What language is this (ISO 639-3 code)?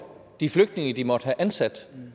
dan